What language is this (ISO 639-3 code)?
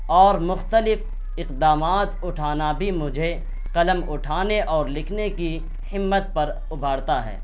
urd